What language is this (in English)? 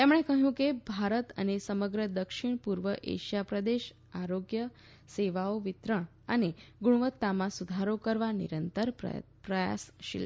Gujarati